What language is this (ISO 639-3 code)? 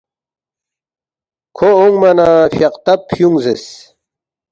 bft